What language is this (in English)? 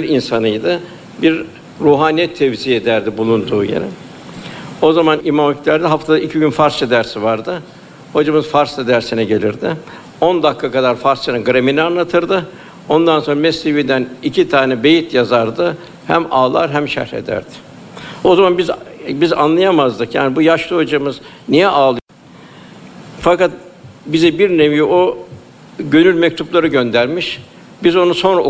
Turkish